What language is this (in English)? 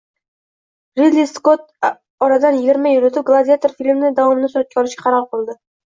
Uzbek